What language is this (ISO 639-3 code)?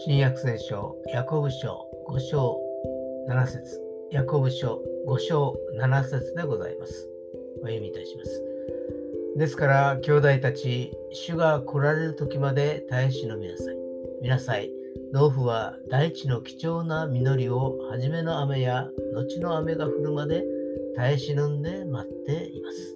jpn